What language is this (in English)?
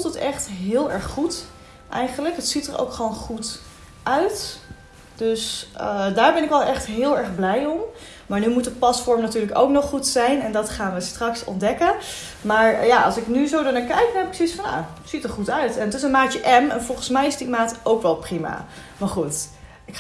Dutch